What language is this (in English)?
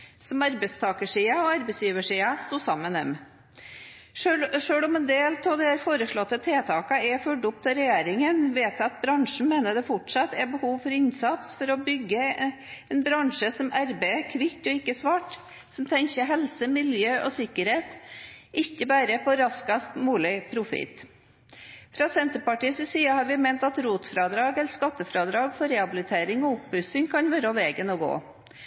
Norwegian Bokmål